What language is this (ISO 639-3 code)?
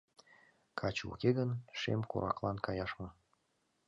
chm